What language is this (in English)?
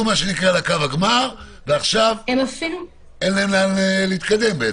Hebrew